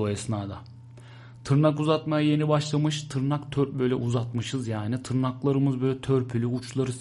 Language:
Turkish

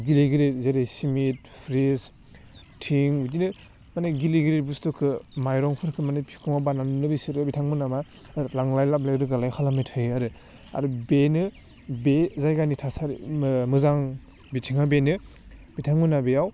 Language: Bodo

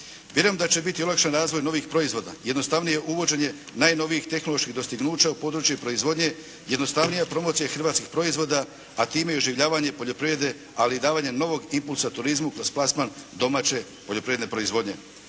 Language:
Croatian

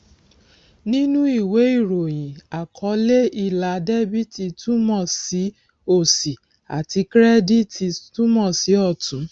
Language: Yoruba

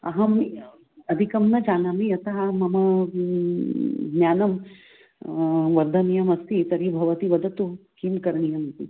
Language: Sanskrit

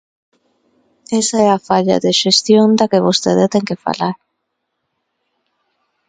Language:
Galician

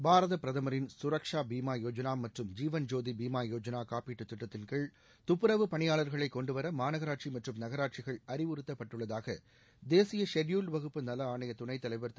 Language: Tamil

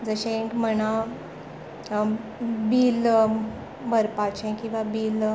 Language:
Konkani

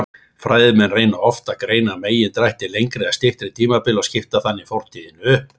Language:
Icelandic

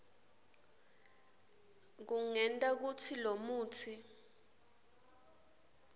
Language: Swati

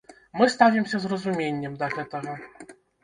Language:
Belarusian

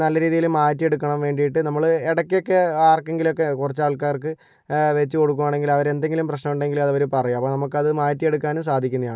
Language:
Malayalam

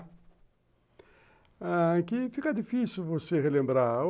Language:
Portuguese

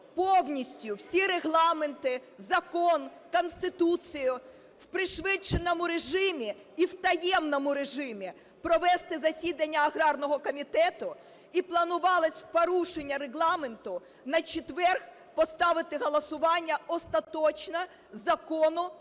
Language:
Ukrainian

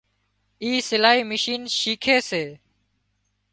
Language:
Wadiyara Koli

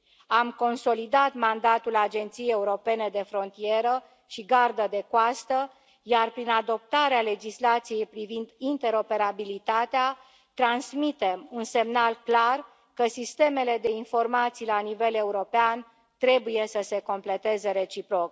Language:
Romanian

